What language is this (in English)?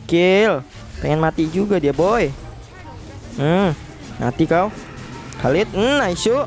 Indonesian